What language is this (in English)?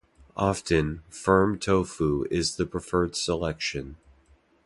English